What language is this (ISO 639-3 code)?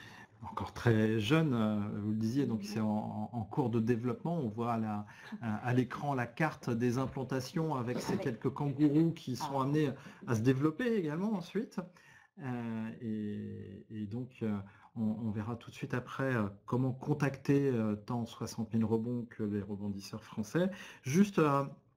fra